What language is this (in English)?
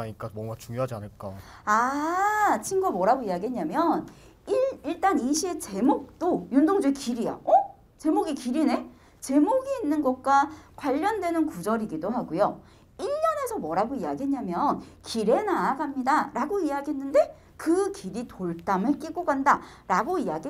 Korean